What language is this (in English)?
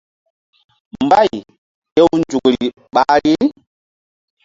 Mbum